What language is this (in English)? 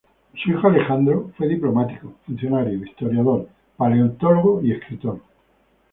Spanish